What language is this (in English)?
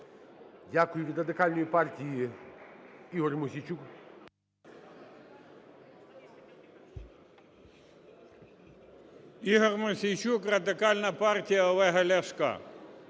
Ukrainian